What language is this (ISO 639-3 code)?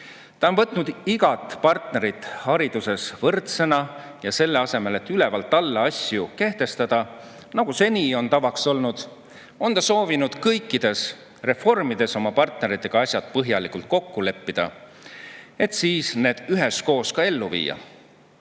est